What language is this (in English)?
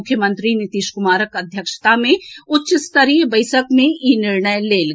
Maithili